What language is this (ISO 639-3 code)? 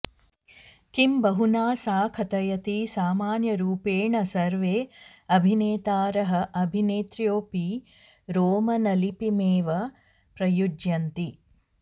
san